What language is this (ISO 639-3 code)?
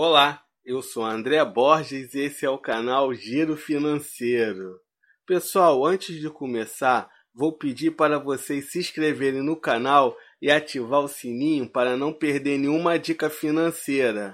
por